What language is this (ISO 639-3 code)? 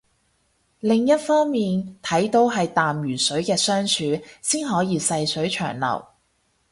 yue